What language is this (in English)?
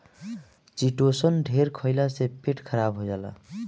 Bhojpuri